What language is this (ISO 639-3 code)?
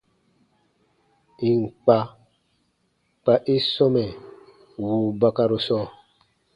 bba